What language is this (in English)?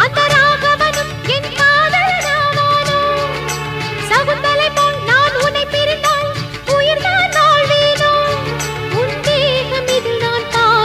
Tamil